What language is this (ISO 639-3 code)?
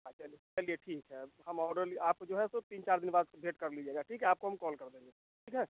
hin